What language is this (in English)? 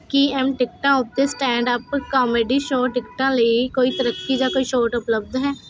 Punjabi